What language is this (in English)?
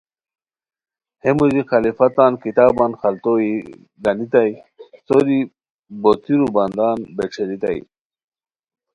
Khowar